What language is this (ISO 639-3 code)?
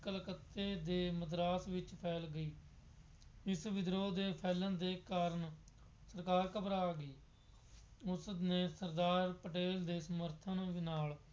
pan